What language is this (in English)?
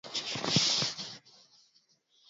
Swahili